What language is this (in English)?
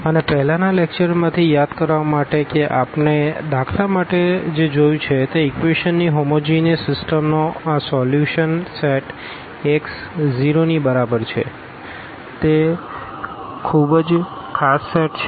Gujarati